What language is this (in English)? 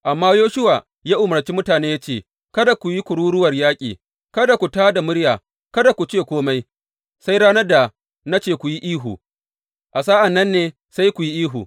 Hausa